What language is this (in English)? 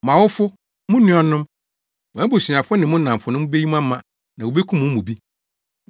Akan